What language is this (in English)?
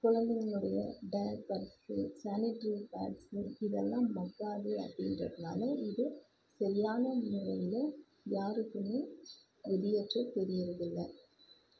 Tamil